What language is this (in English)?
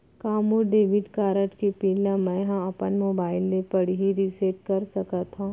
Chhattisgarhi